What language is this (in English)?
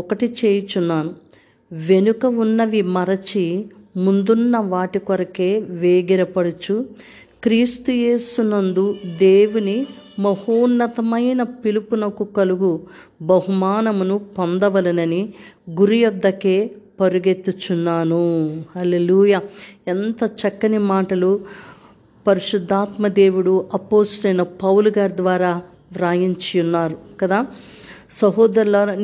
Telugu